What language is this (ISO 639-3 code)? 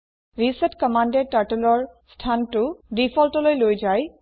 asm